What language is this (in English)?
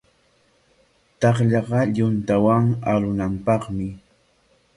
Corongo Ancash Quechua